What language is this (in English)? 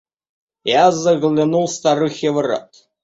Russian